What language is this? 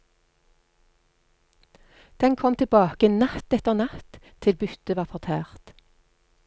Norwegian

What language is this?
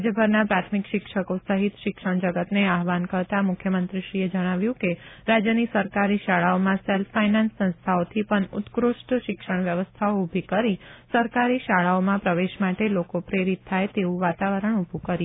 Gujarati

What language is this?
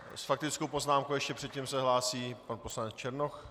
Czech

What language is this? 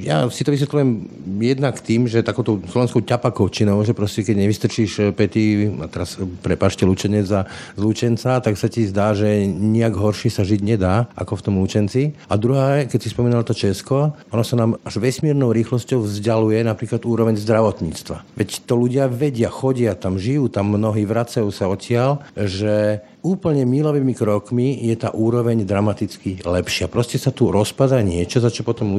Slovak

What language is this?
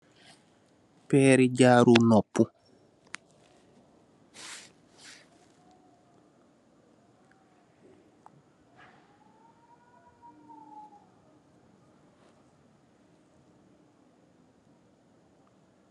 Wolof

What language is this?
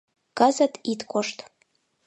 Mari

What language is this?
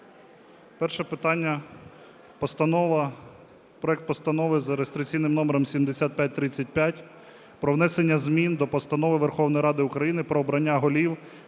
Ukrainian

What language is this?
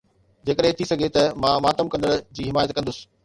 Sindhi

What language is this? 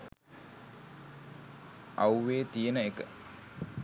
Sinhala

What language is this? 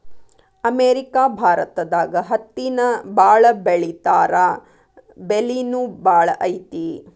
Kannada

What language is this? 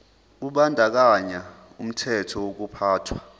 Zulu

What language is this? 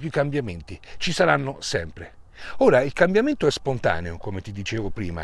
Italian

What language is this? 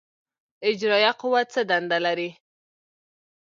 Pashto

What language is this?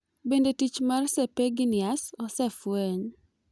Luo (Kenya and Tanzania)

